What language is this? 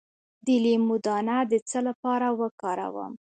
Pashto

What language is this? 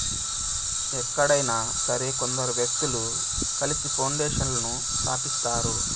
Telugu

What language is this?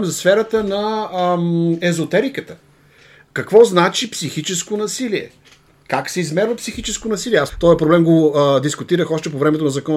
Bulgarian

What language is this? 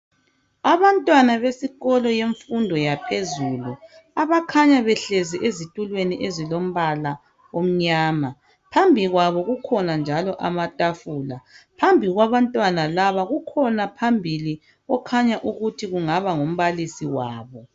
North Ndebele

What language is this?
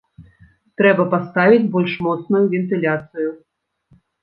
Belarusian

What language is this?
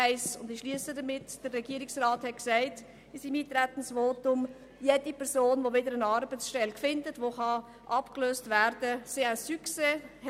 Swiss German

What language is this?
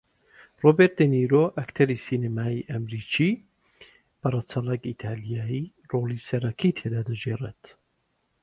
Central Kurdish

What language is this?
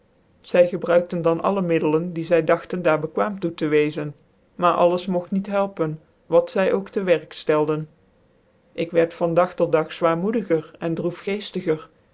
Dutch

